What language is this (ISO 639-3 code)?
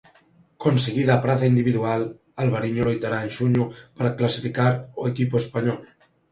glg